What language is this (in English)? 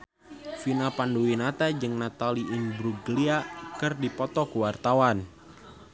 Sundanese